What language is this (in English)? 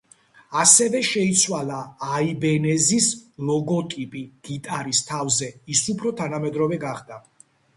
Georgian